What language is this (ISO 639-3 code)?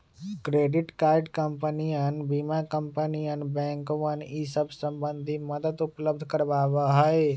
mag